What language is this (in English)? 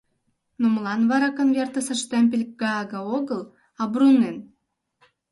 Mari